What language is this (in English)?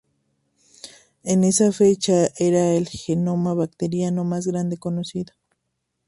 Spanish